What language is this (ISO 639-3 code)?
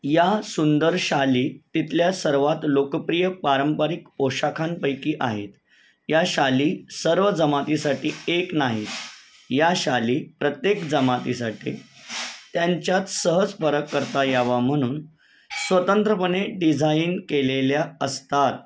mar